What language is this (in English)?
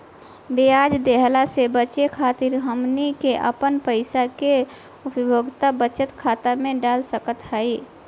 Bhojpuri